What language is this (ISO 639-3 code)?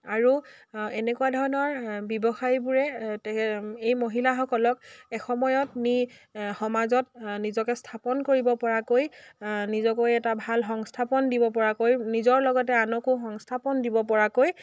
asm